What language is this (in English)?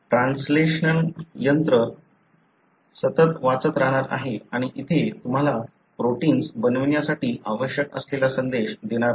Marathi